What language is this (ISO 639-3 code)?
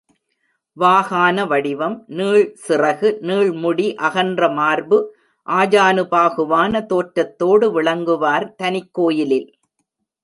tam